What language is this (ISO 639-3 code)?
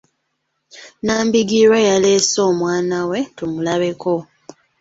lug